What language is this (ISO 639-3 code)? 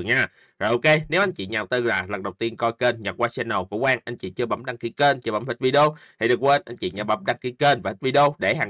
vie